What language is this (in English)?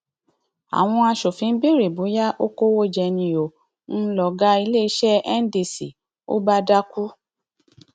Yoruba